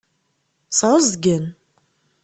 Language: Kabyle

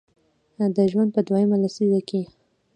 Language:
Pashto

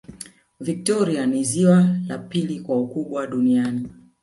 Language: Swahili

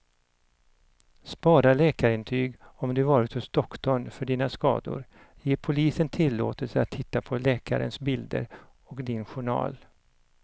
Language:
Swedish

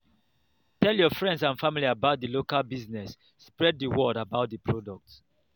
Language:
Nigerian Pidgin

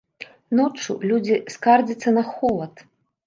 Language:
Belarusian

